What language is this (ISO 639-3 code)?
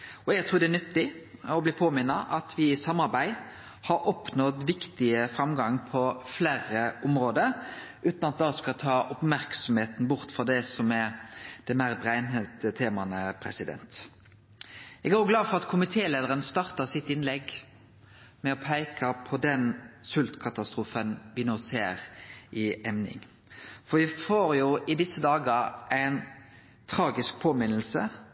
nno